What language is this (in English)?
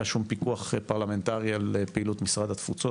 Hebrew